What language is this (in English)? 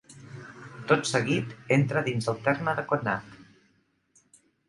Catalan